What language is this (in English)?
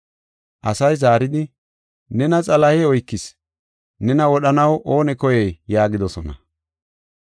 Gofa